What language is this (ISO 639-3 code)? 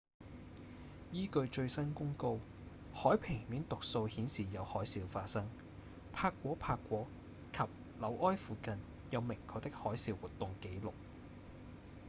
yue